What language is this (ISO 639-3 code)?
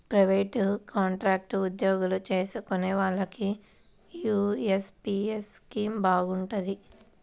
tel